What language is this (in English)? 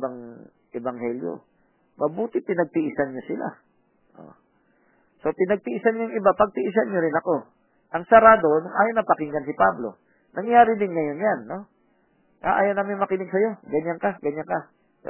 Filipino